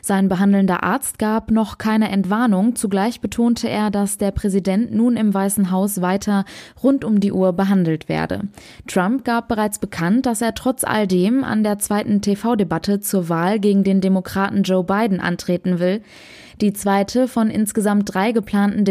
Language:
German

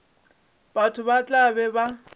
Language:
Northern Sotho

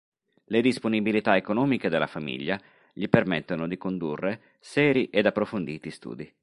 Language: Italian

